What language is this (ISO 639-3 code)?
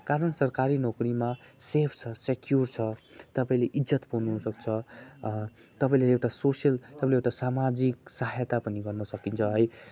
nep